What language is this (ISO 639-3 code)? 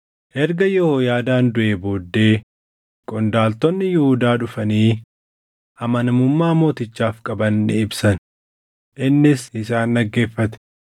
orm